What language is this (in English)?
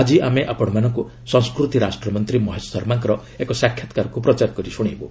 Odia